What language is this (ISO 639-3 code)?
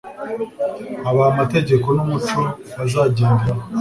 kin